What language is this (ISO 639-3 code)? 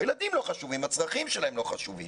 heb